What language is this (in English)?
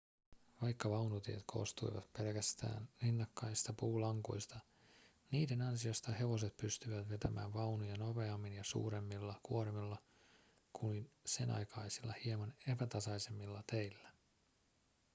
Finnish